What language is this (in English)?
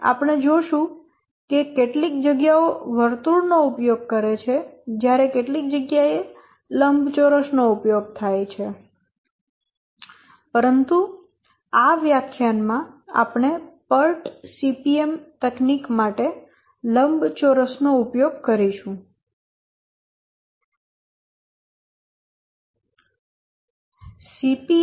Gujarati